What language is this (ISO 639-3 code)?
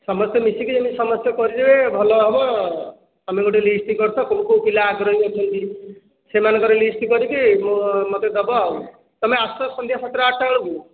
ori